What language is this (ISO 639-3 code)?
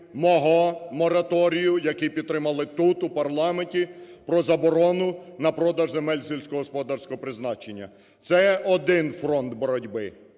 ukr